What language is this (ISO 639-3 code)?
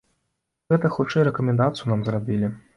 bel